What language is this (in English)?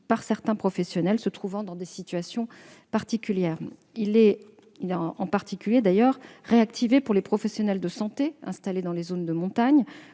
French